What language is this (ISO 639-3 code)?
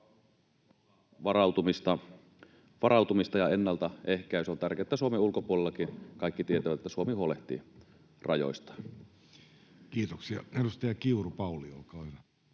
fin